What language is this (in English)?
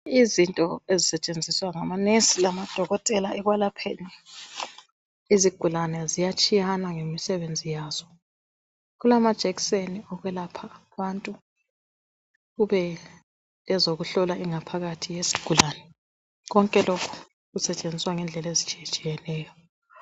North Ndebele